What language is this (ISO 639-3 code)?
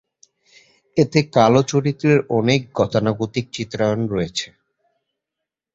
ben